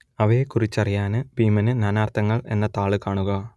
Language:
Malayalam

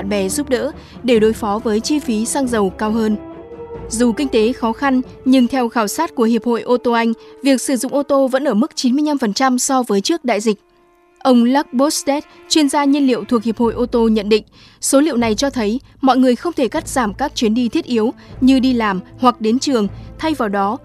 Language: Vietnamese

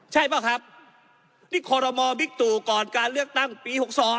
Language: Thai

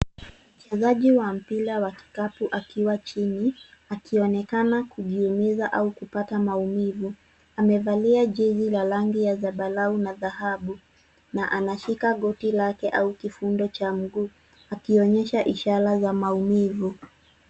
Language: Swahili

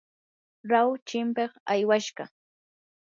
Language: Yanahuanca Pasco Quechua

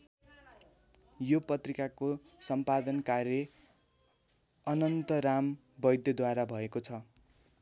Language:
Nepali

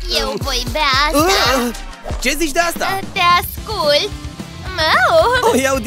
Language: Romanian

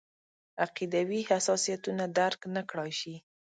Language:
Pashto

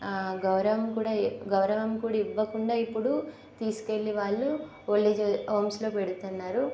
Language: Telugu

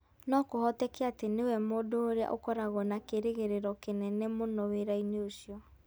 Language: Kikuyu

